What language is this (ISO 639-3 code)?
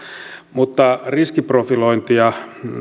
fin